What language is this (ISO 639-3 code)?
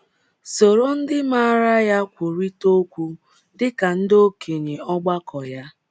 ibo